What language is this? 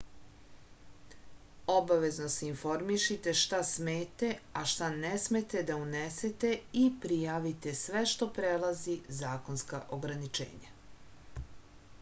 Serbian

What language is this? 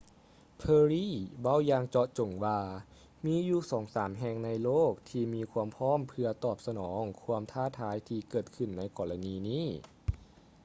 Lao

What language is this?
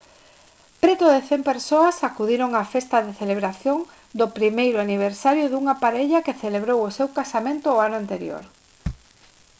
Galician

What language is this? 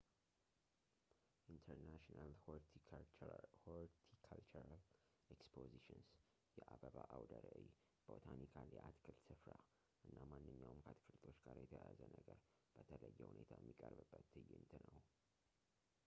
Amharic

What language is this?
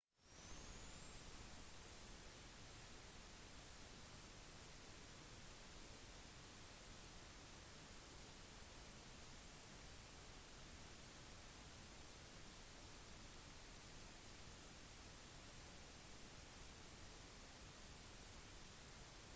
Norwegian Bokmål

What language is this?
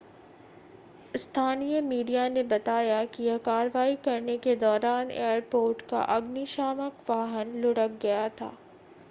Hindi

